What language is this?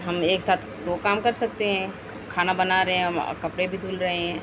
Urdu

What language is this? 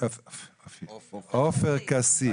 Hebrew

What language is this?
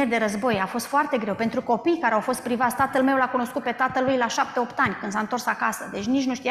Romanian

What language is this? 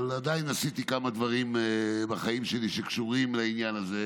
Hebrew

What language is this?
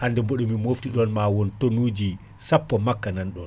Fula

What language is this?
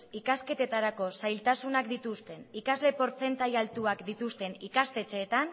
Basque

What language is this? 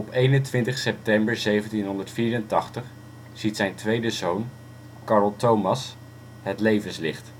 Dutch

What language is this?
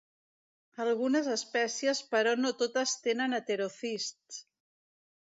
Catalan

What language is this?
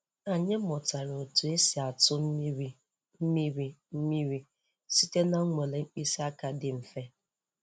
Igbo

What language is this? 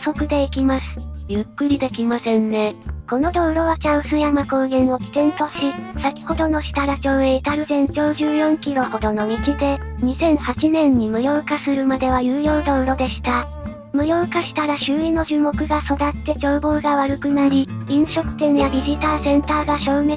Japanese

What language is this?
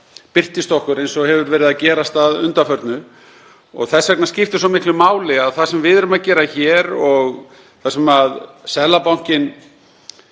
Icelandic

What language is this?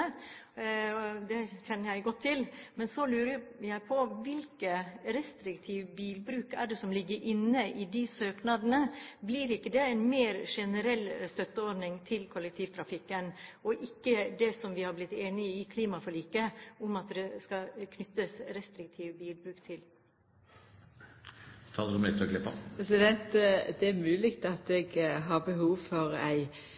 Norwegian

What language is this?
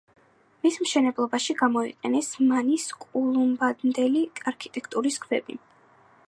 Georgian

